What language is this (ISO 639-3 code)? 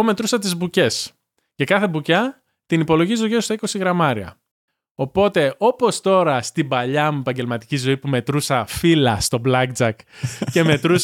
ell